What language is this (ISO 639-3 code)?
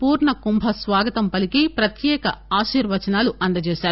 tel